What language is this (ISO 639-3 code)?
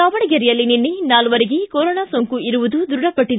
kan